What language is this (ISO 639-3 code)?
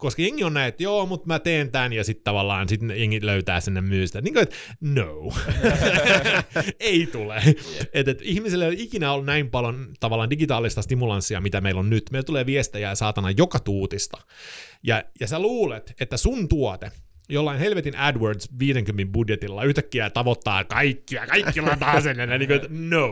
fin